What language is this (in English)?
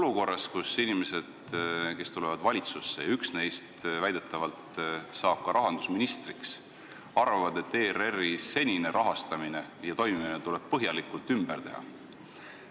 Estonian